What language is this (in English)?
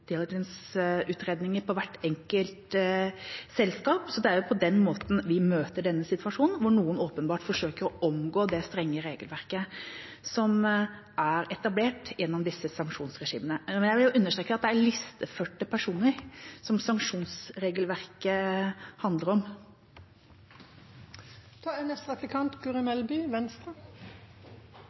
Norwegian Bokmål